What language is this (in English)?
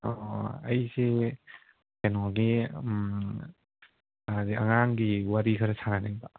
Manipuri